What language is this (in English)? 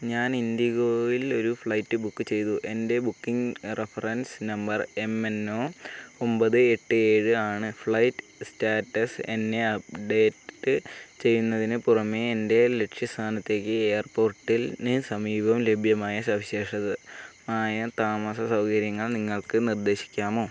Malayalam